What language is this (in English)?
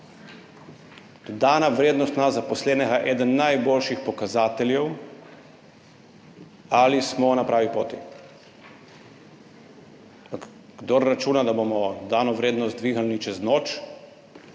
Slovenian